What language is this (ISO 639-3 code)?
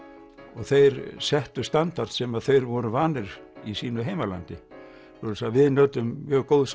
isl